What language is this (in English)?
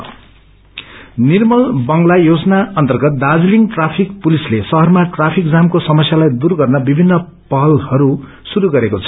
Nepali